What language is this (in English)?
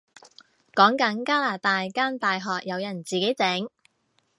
Cantonese